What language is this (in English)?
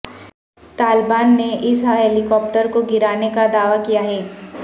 Urdu